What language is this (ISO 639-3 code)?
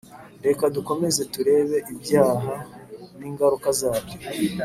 kin